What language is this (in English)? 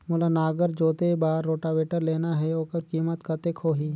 Chhattisgarhi